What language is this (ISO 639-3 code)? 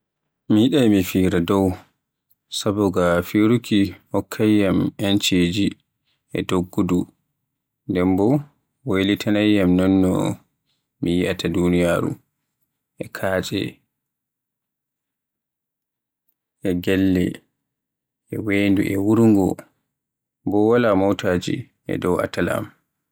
fue